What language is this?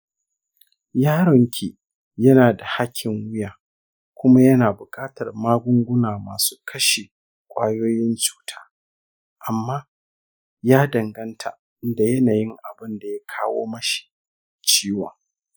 Hausa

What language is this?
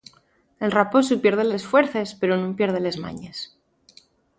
Asturian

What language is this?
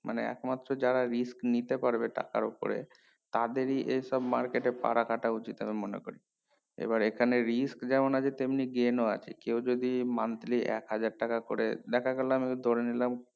Bangla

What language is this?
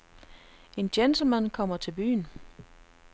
Danish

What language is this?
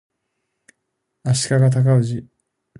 Japanese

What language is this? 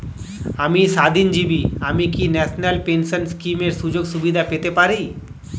Bangla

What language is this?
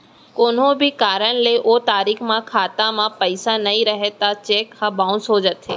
Chhattisgarhi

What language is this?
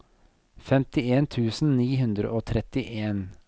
Norwegian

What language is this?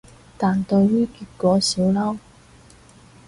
Cantonese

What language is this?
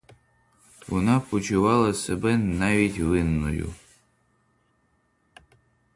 Ukrainian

